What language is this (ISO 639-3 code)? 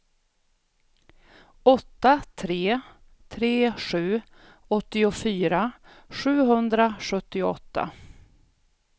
swe